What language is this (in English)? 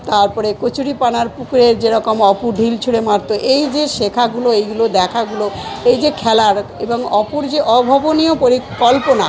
Bangla